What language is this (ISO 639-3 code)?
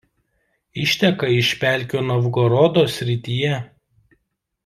lit